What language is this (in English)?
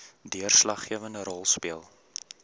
Afrikaans